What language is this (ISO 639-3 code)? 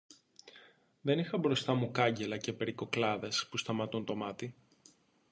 ell